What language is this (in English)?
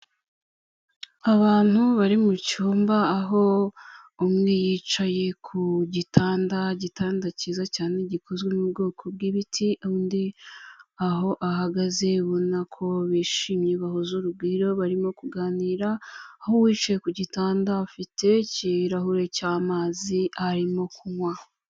Kinyarwanda